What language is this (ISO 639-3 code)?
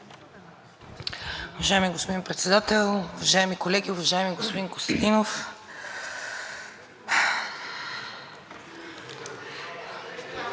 bul